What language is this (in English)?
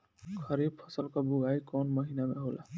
Bhojpuri